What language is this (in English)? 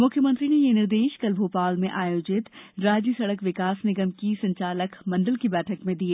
Hindi